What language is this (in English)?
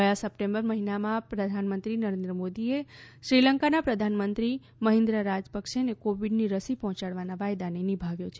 Gujarati